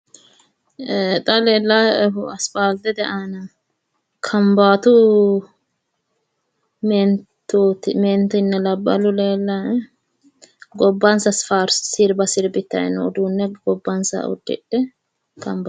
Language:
Sidamo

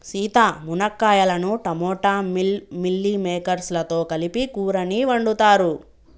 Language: Telugu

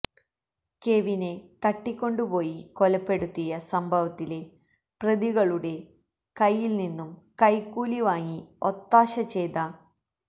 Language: Malayalam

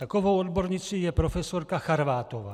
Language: Czech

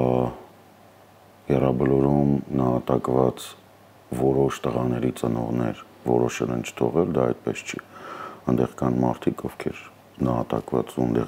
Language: Romanian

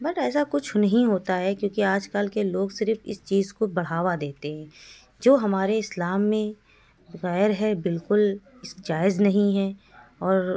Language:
Urdu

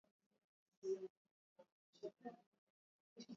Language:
Swahili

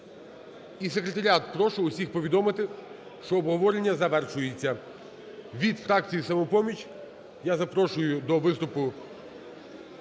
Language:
Ukrainian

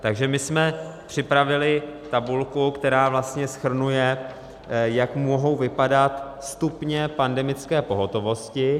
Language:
Czech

